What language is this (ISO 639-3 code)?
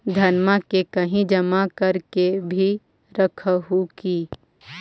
mag